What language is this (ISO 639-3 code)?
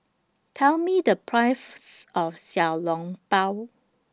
eng